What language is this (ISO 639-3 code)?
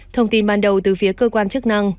vie